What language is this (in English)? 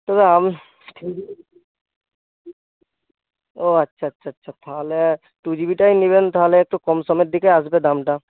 Bangla